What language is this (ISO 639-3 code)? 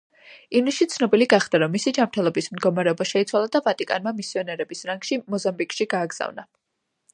kat